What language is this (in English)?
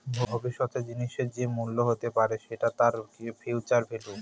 Bangla